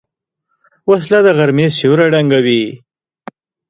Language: Pashto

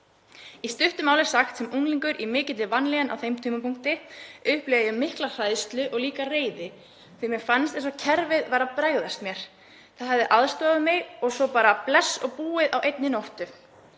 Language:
Icelandic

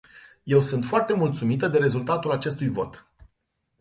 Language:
Romanian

